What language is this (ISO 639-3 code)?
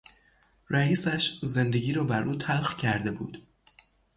fas